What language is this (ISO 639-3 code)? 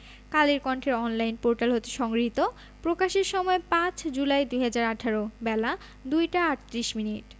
ben